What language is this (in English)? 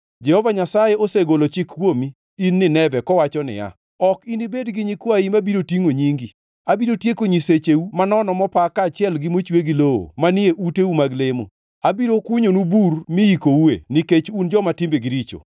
Luo (Kenya and Tanzania)